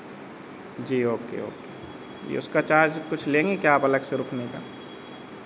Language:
Hindi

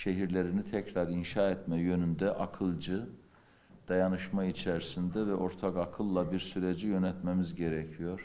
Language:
Turkish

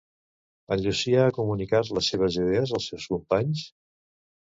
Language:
Catalan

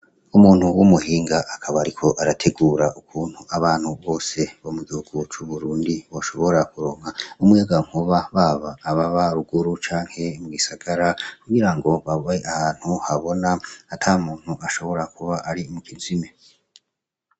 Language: Rundi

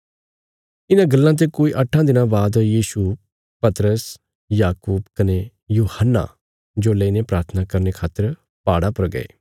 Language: Bilaspuri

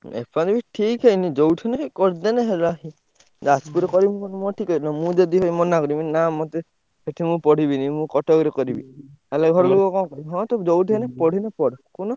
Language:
Odia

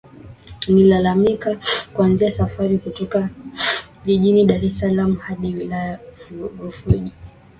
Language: Swahili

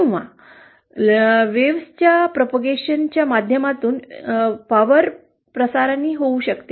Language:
Marathi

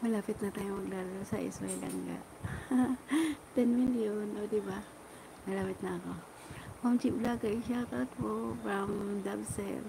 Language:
Filipino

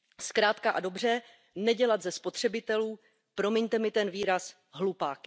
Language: Czech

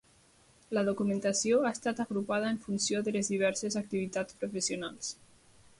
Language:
Catalan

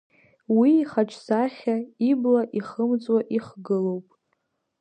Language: Abkhazian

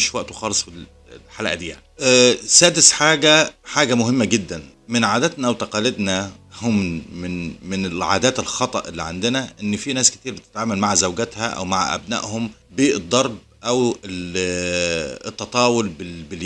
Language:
Arabic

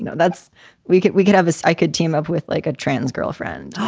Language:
English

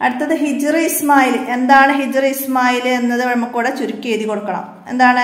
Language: Malayalam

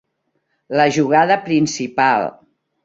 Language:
Catalan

